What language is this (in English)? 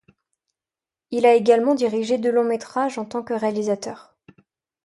French